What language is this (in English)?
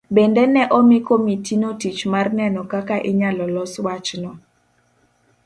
Luo (Kenya and Tanzania)